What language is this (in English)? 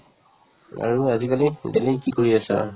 Assamese